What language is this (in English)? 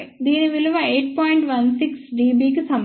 Telugu